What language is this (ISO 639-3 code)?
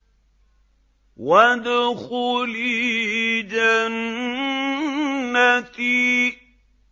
ara